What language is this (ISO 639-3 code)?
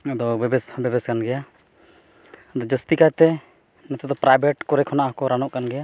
sat